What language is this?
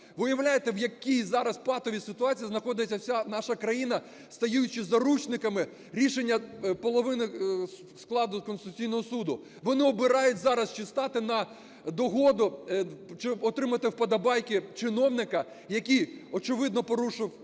Ukrainian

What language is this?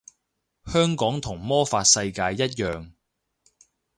Cantonese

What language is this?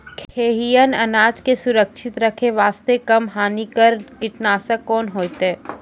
Maithili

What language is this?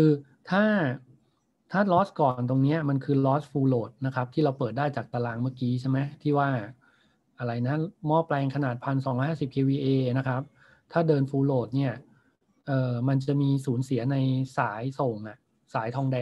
Thai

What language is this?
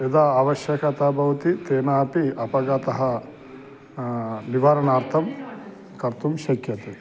Sanskrit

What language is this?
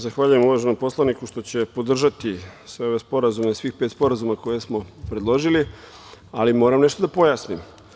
Serbian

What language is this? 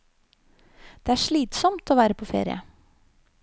Norwegian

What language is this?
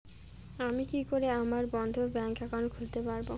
Bangla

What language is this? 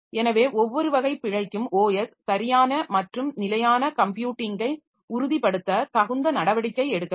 Tamil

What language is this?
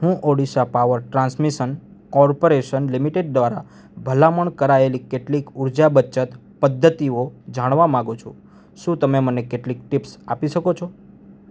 Gujarati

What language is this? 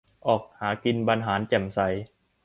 Thai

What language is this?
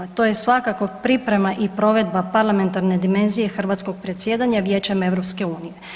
Croatian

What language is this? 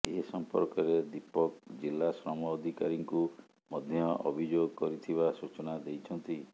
Odia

